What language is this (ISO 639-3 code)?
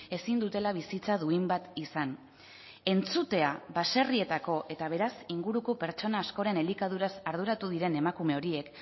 eus